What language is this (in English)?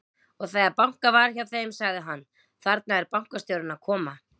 Icelandic